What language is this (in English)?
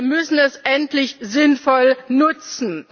German